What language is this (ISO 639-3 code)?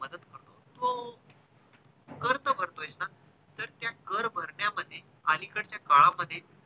mar